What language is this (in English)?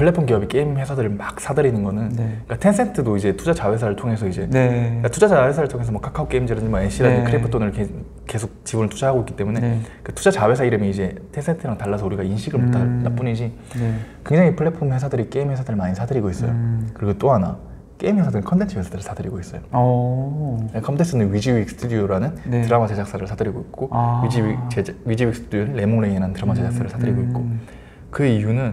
Korean